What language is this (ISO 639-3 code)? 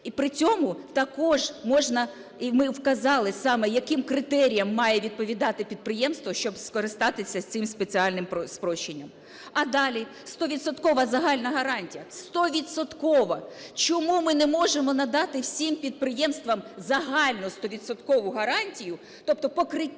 ukr